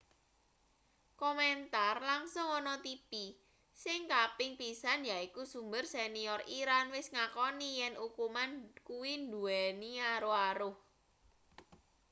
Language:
Javanese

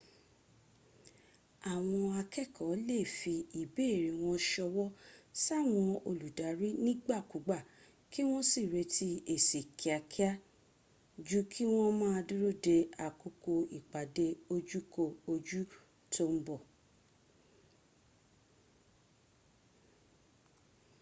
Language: Yoruba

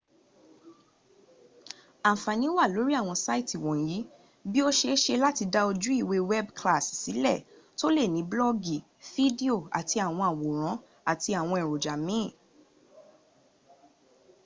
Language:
Yoruba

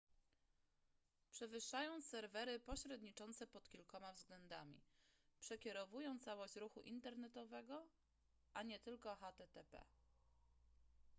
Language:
Polish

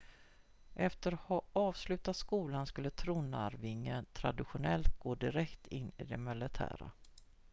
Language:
Swedish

